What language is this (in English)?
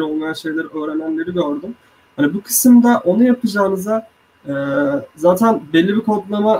Turkish